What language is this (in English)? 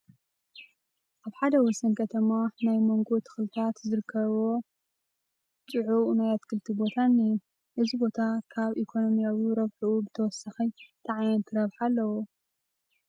Tigrinya